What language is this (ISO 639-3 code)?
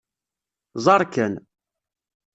kab